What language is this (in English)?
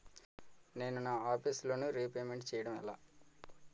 Telugu